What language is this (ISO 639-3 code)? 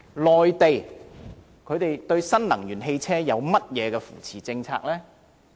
yue